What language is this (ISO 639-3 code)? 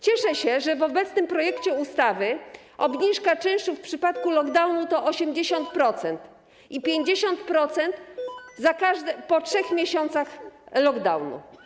pol